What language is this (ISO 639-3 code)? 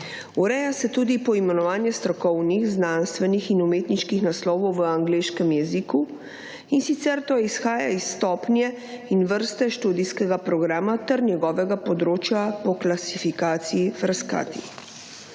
slv